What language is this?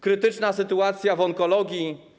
Polish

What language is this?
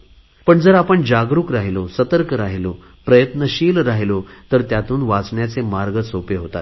Marathi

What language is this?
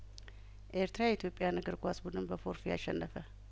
Amharic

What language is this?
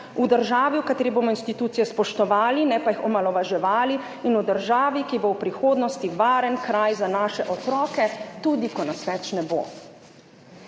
Slovenian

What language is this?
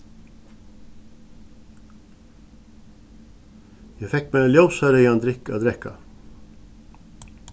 Faroese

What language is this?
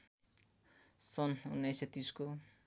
Nepali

